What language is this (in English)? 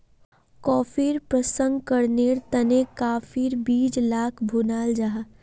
Magahi